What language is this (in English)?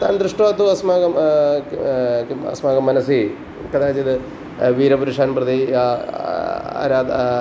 Sanskrit